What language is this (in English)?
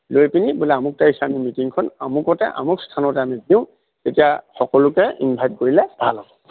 Assamese